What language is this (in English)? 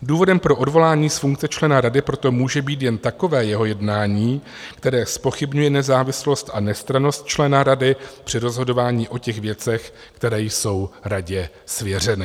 Czech